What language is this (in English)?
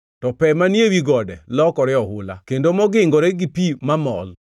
Luo (Kenya and Tanzania)